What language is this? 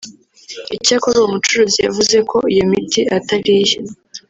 Kinyarwanda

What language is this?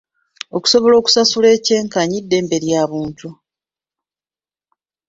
Ganda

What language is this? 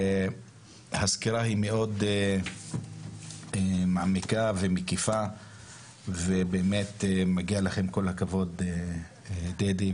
Hebrew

